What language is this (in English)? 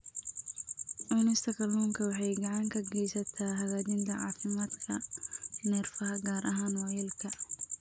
Somali